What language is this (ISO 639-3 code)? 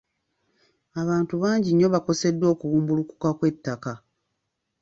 lug